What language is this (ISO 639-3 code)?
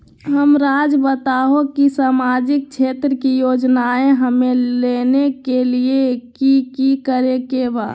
mag